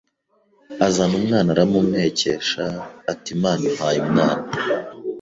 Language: Kinyarwanda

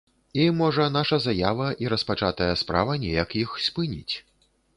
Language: Belarusian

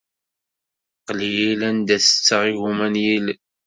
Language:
Kabyle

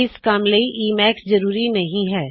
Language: Punjabi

